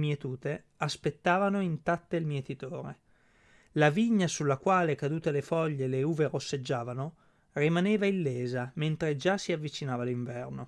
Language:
Italian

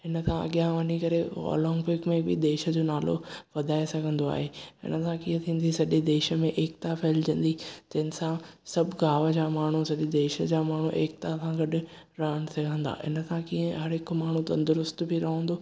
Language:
Sindhi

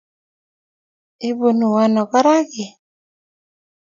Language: Kalenjin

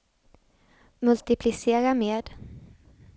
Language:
Swedish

